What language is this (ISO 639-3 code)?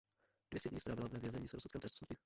ces